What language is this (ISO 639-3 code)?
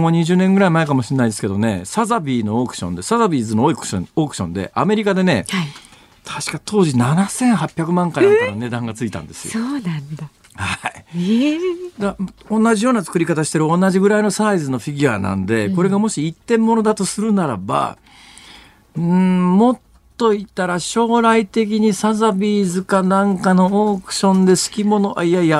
jpn